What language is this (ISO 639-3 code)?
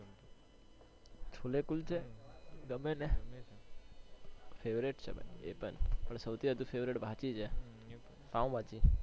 guj